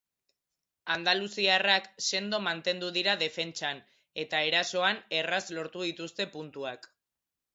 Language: Basque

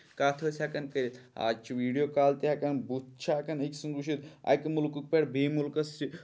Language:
Kashmiri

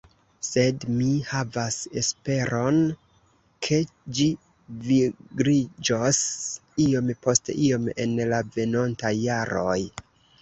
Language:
Esperanto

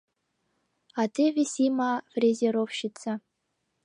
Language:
Mari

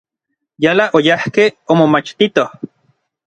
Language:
Orizaba Nahuatl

